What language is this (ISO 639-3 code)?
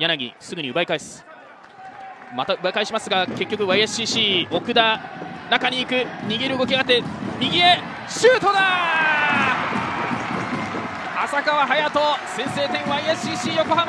jpn